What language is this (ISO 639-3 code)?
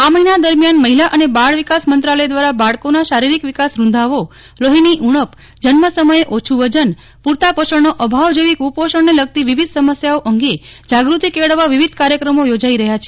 guj